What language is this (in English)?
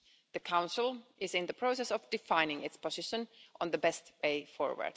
English